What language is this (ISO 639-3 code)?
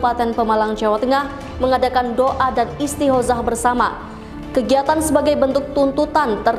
ind